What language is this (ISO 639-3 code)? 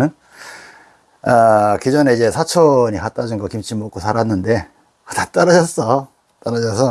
kor